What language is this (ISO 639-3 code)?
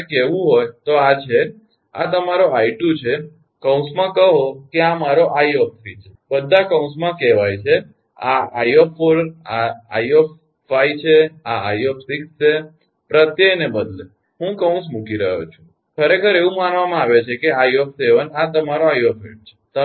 guj